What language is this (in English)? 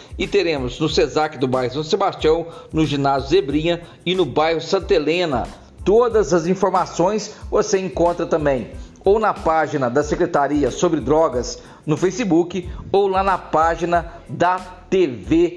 Portuguese